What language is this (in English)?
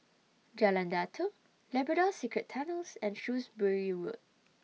English